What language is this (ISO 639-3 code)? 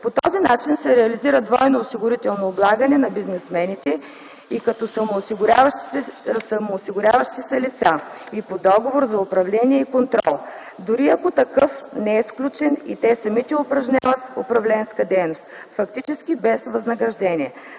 bul